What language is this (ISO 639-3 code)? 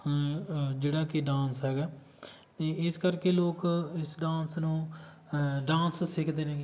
pan